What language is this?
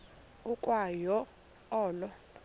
Xhosa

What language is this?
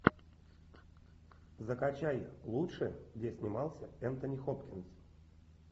Russian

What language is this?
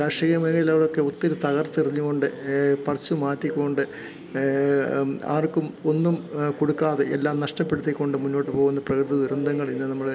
Malayalam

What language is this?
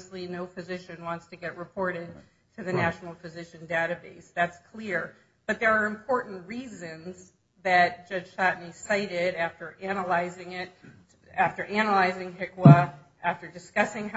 English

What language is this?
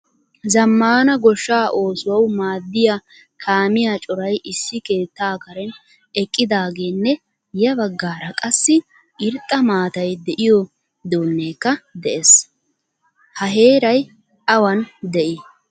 Wolaytta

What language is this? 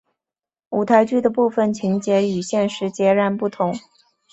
Chinese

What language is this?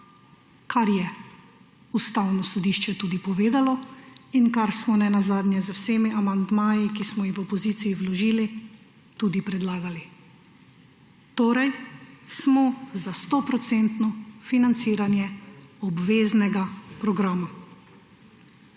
Slovenian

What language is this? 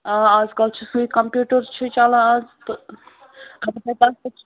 Kashmiri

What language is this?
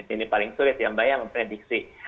Indonesian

